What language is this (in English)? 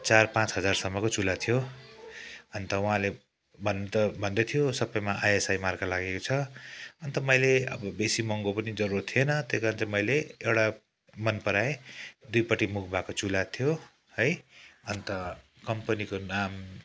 Nepali